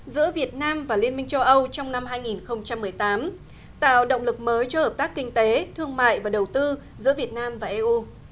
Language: Vietnamese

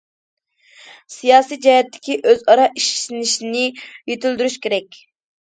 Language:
Uyghur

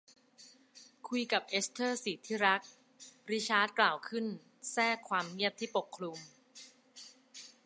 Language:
Thai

